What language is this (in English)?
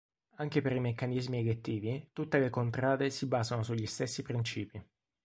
Italian